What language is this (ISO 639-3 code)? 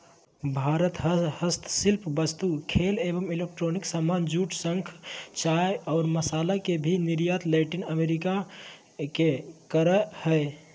mag